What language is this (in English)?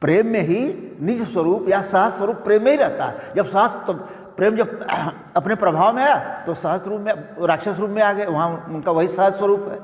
Hindi